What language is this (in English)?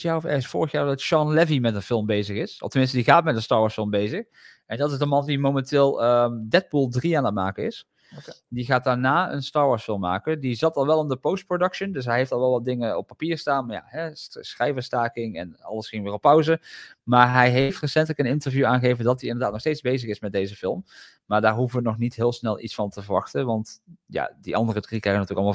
Dutch